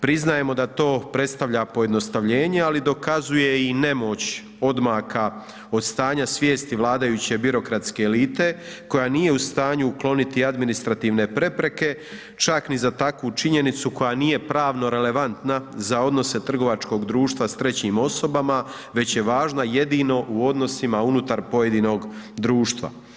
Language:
Croatian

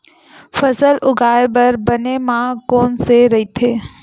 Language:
Chhattisgarhi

